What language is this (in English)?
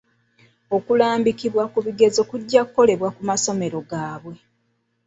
Ganda